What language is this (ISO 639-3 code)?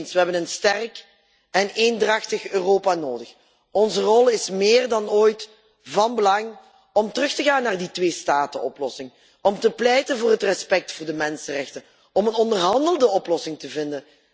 nld